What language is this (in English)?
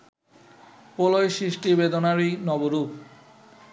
Bangla